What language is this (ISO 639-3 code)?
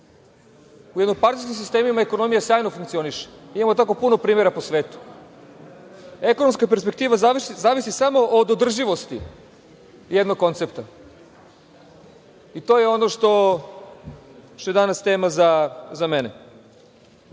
srp